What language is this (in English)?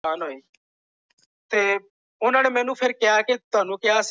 Punjabi